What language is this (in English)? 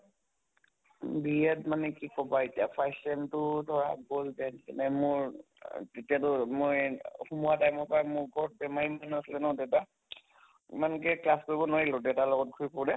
Assamese